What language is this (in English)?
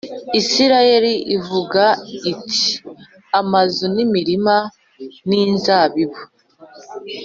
Kinyarwanda